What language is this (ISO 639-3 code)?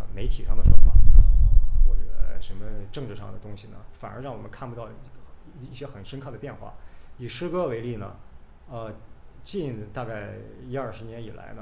zho